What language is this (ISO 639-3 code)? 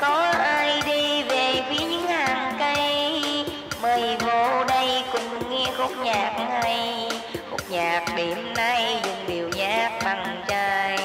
vie